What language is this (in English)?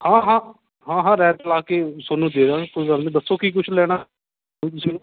Punjabi